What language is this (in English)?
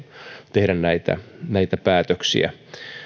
Finnish